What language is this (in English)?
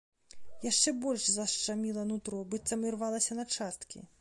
Belarusian